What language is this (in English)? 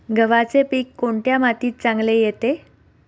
Marathi